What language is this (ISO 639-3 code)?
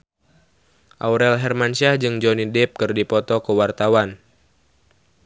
sun